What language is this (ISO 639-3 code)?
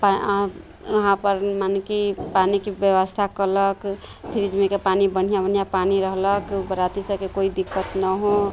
mai